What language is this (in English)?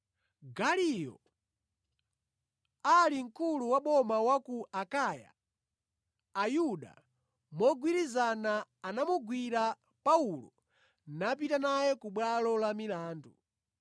Nyanja